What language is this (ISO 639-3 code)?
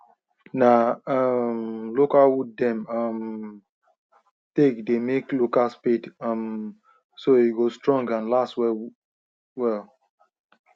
pcm